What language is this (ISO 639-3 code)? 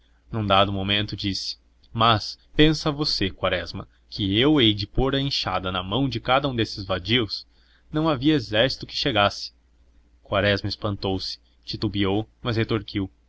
por